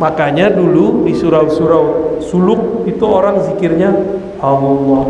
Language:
Indonesian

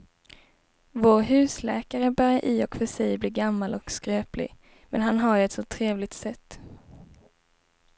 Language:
Swedish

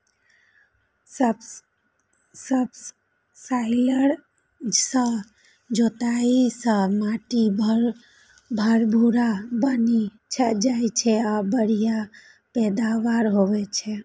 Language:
Maithili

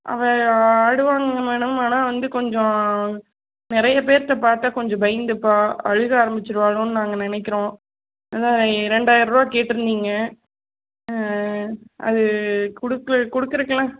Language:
Tamil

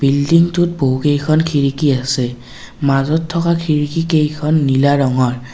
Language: Assamese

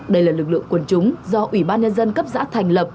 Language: Vietnamese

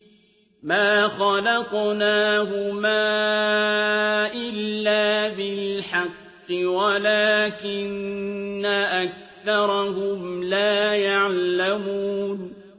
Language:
Arabic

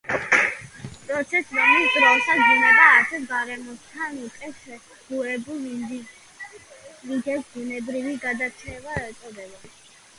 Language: Georgian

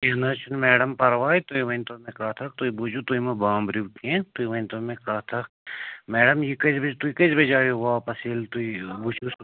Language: Kashmiri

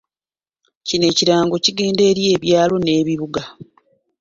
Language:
Ganda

